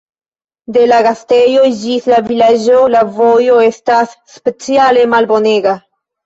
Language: Esperanto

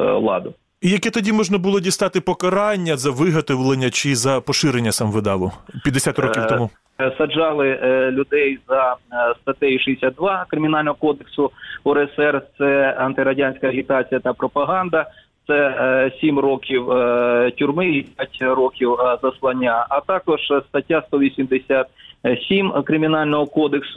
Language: Ukrainian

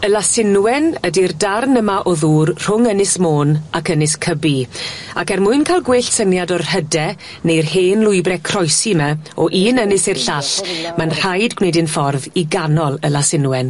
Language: Welsh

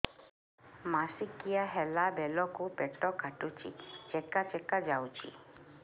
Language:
Odia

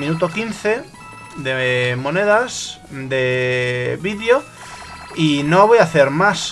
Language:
Spanish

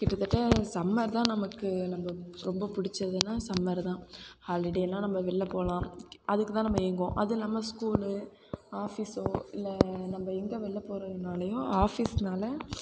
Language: Tamil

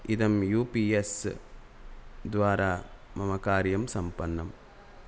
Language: Sanskrit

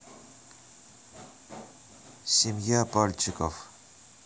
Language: Russian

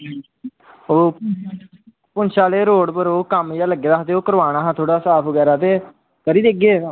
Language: Dogri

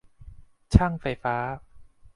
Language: Thai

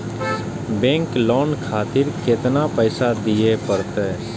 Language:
Maithili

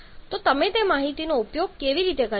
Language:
Gujarati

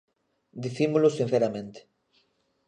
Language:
Galician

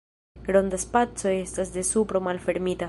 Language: Esperanto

